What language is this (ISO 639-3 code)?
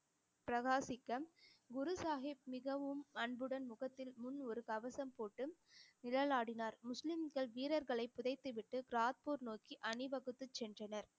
tam